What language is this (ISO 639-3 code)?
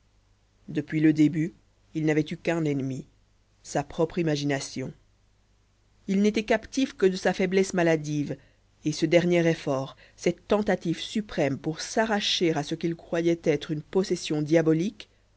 fra